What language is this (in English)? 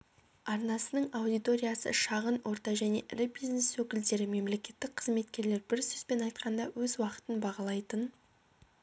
Kazakh